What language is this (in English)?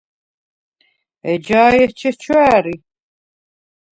Svan